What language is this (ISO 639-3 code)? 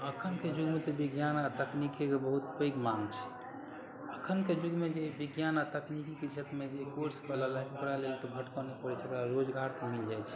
mai